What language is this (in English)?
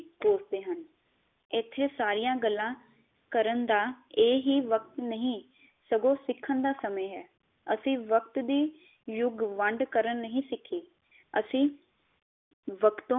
Punjabi